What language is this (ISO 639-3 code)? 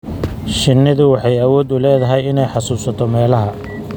som